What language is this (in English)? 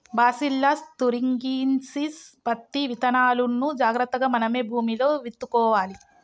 Telugu